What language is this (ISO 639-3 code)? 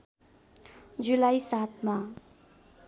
nep